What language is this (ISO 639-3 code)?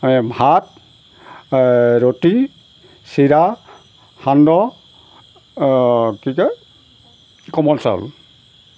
asm